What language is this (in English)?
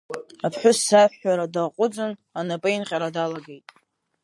Abkhazian